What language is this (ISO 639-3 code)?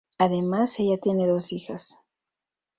spa